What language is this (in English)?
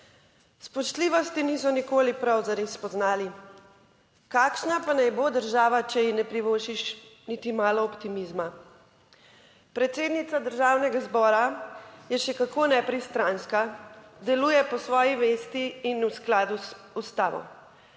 Slovenian